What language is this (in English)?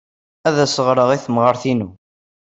Kabyle